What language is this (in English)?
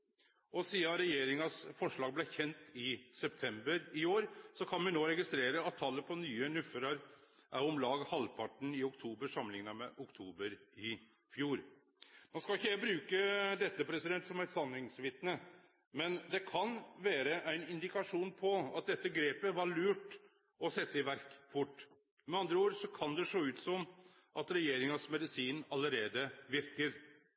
Norwegian Nynorsk